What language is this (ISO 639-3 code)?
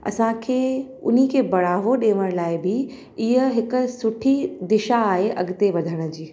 snd